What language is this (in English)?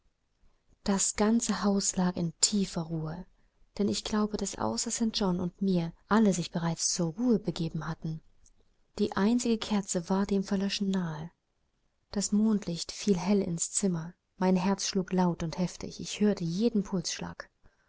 German